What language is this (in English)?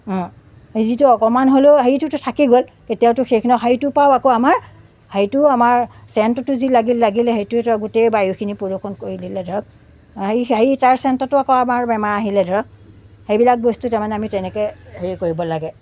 Assamese